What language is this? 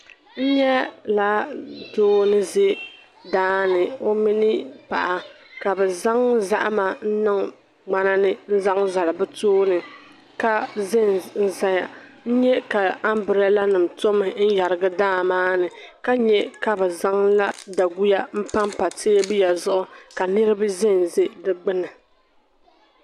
Dagbani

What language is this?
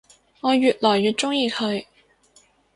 Cantonese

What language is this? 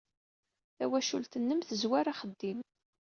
Kabyle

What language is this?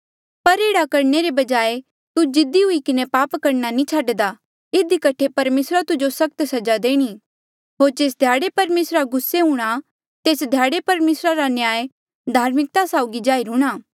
Mandeali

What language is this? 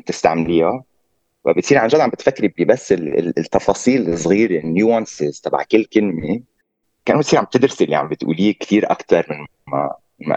Arabic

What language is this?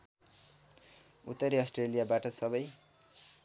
Nepali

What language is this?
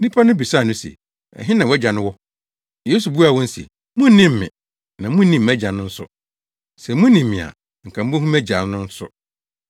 Akan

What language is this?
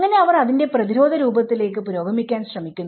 Malayalam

